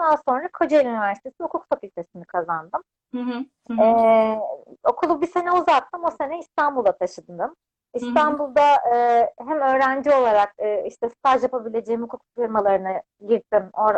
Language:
Turkish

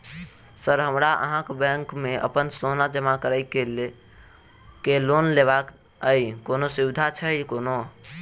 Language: Maithili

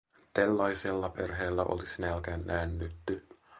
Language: Finnish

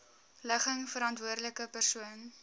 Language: Afrikaans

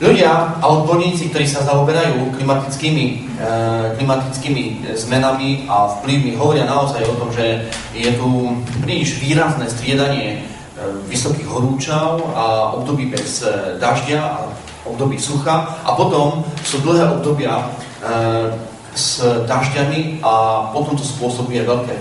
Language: Slovak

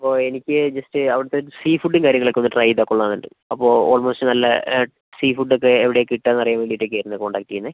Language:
Malayalam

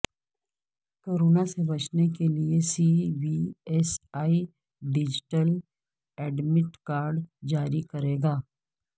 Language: Urdu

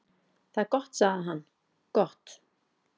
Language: Icelandic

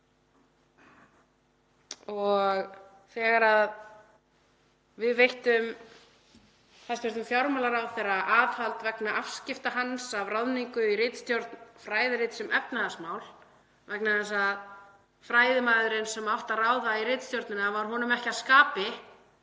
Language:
Icelandic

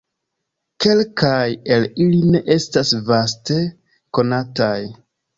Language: Esperanto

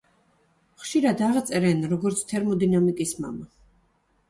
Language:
Georgian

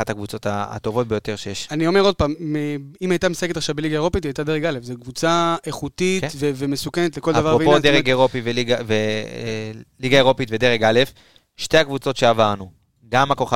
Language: Hebrew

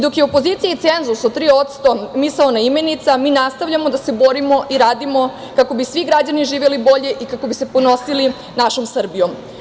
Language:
Serbian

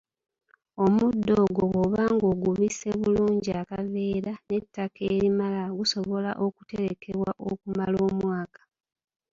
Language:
Ganda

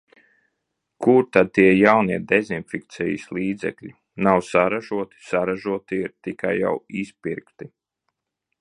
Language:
Latvian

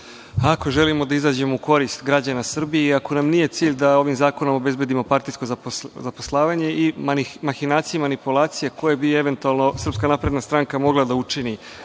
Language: Serbian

